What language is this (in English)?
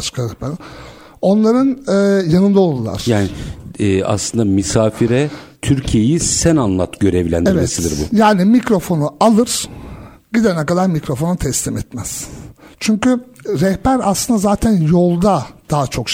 Turkish